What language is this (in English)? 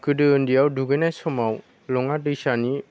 Bodo